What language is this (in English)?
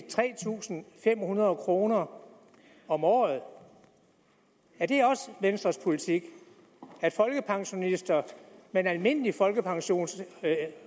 Danish